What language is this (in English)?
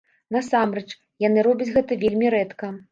Belarusian